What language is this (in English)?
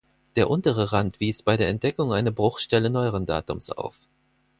German